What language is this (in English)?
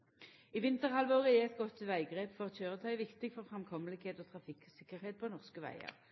Norwegian Nynorsk